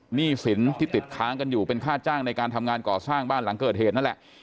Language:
Thai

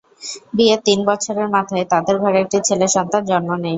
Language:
Bangla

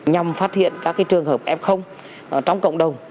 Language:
Vietnamese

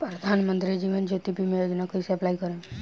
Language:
Bhojpuri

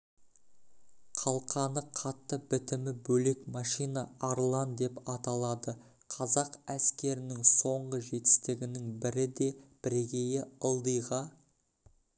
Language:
Kazakh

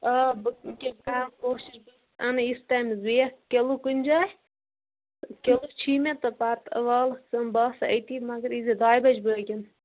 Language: Kashmiri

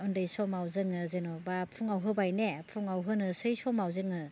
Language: Bodo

